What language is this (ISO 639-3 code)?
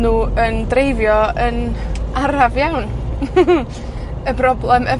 cym